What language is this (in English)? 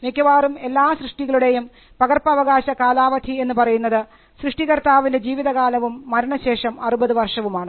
Malayalam